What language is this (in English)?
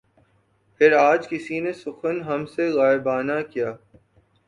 Urdu